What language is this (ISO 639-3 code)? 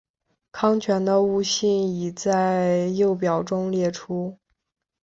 zho